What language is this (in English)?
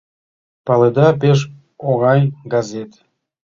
Mari